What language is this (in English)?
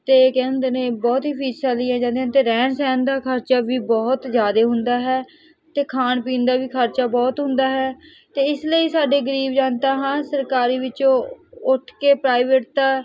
Punjabi